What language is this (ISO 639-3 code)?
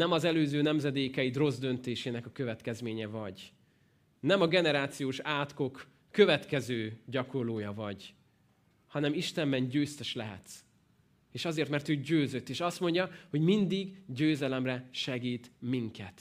hun